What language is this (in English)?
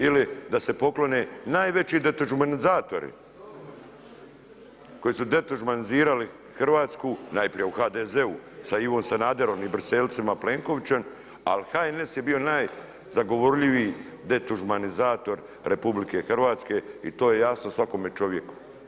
Croatian